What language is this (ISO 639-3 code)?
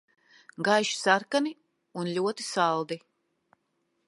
lav